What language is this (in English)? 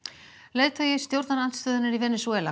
Icelandic